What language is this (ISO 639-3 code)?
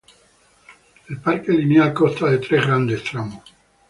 spa